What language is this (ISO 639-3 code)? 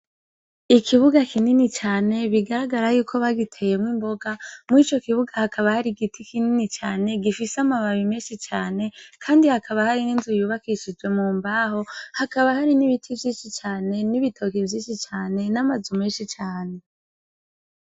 run